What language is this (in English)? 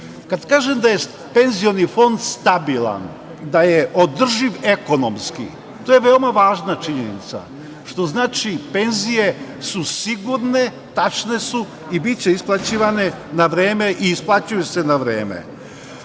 Serbian